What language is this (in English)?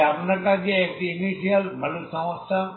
Bangla